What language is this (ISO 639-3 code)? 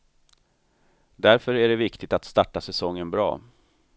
swe